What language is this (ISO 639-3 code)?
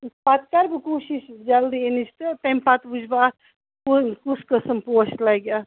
kas